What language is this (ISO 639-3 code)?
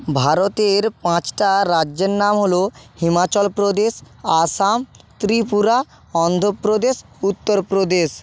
ben